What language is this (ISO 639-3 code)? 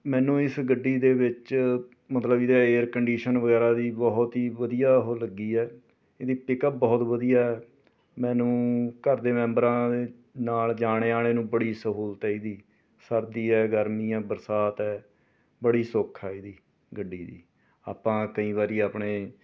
pan